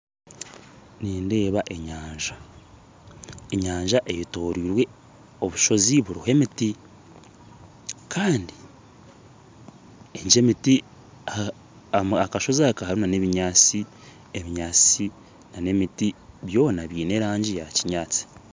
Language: Nyankole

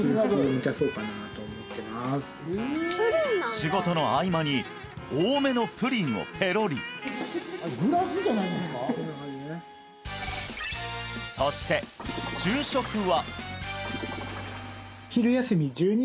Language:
Japanese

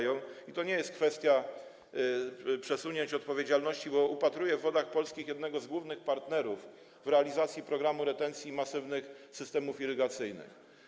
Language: Polish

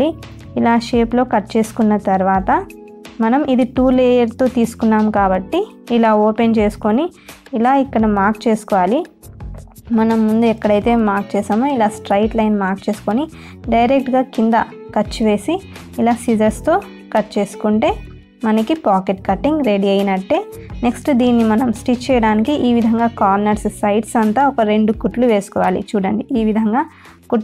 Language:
Telugu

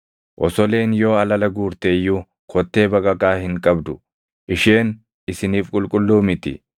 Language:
Oromo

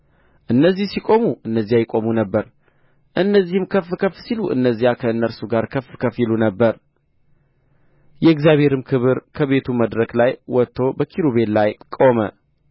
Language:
Amharic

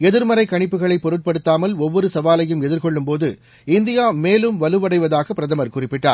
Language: Tamil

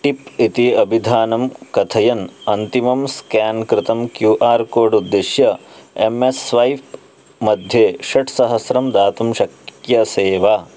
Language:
Sanskrit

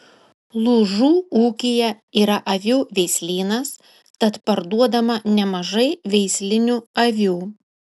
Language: Lithuanian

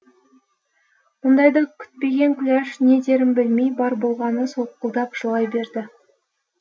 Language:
Kazakh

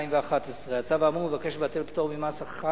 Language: Hebrew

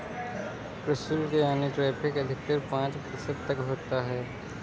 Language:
Hindi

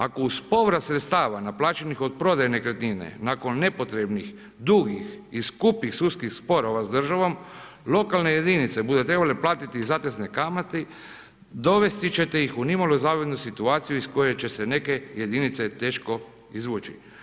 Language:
Croatian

